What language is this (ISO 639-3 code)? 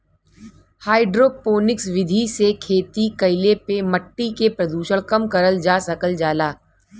bho